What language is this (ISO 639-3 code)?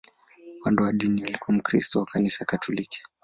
swa